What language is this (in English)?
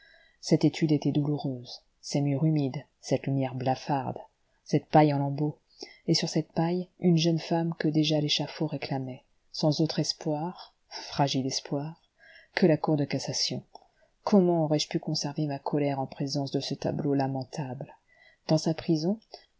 French